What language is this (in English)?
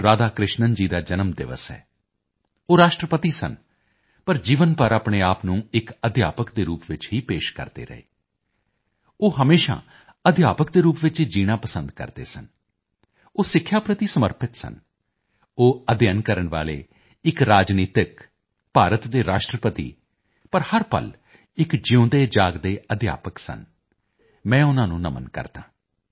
Punjabi